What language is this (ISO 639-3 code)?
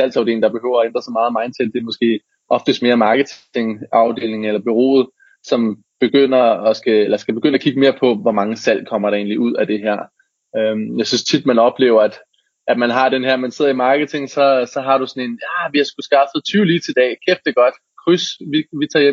dan